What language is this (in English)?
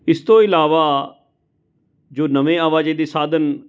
Punjabi